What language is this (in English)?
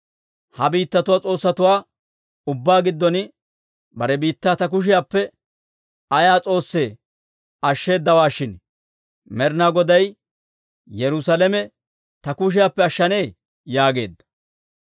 Dawro